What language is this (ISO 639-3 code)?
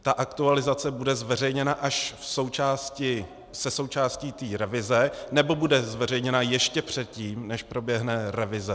ces